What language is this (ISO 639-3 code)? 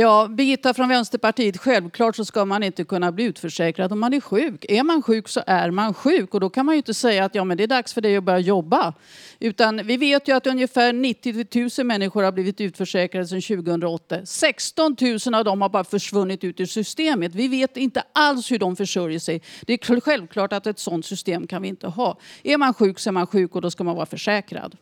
swe